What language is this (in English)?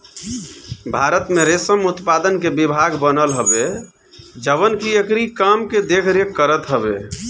Bhojpuri